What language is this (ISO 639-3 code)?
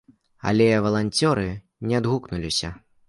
bel